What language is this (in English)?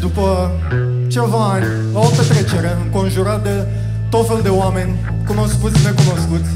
Romanian